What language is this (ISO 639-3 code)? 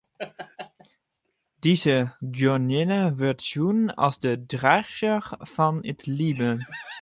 fry